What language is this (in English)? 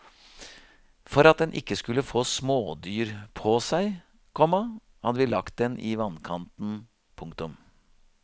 Norwegian